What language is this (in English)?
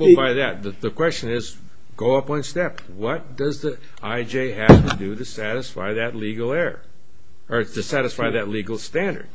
English